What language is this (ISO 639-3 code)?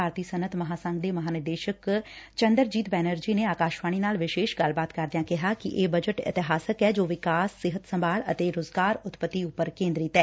pan